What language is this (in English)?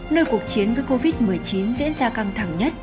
Vietnamese